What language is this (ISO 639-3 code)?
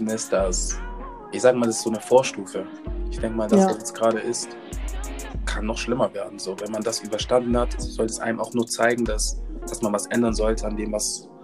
deu